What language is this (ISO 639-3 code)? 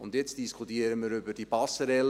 gsw